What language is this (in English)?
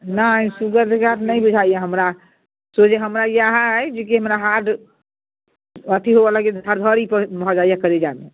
Maithili